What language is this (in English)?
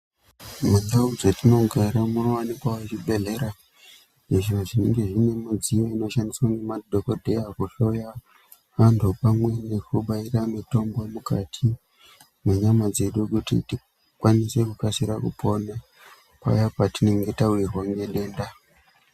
Ndau